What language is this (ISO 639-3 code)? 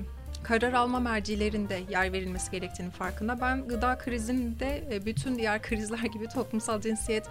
tur